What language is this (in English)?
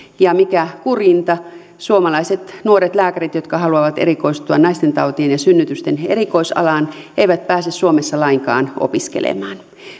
Finnish